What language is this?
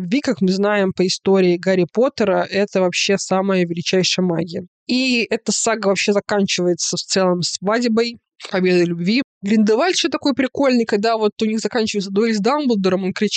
Russian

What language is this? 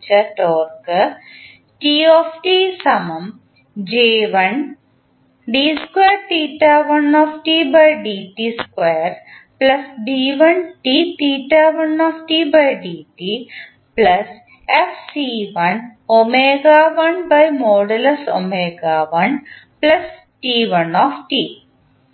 Malayalam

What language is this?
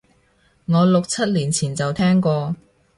Cantonese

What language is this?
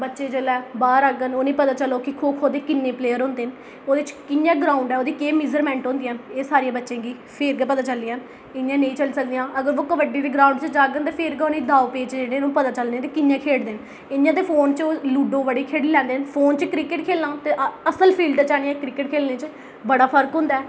Dogri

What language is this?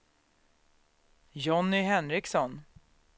Swedish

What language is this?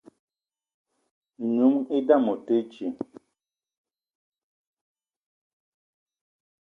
Eton (Cameroon)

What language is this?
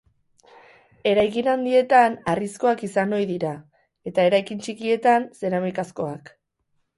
Basque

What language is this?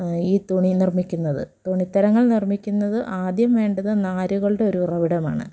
Malayalam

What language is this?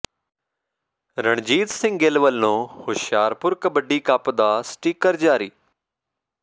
Punjabi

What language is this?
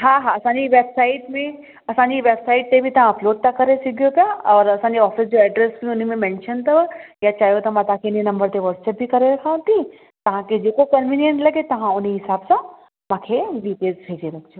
Sindhi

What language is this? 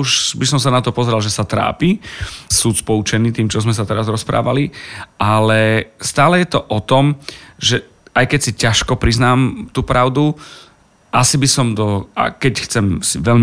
Slovak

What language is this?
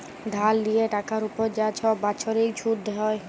Bangla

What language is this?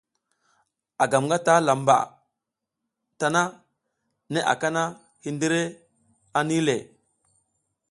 South Giziga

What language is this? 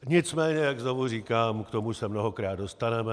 Czech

